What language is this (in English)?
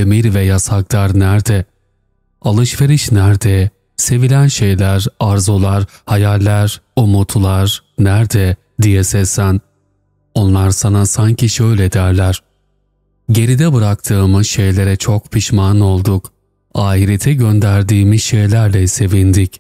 Turkish